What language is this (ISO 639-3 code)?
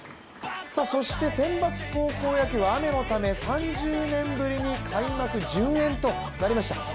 jpn